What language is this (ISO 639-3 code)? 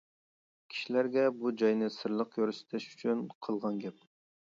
uig